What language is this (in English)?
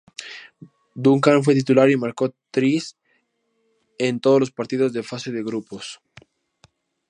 Spanish